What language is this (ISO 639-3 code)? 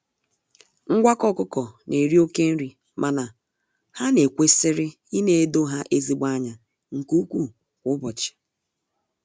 ibo